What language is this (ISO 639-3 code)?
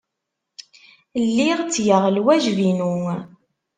kab